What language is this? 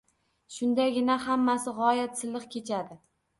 Uzbek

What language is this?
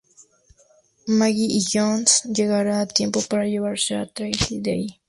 Spanish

